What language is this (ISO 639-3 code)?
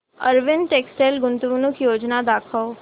mar